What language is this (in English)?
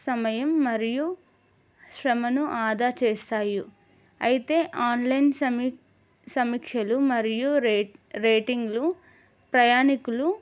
Telugu